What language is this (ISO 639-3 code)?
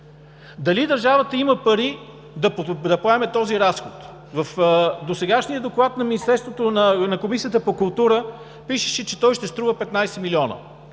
bul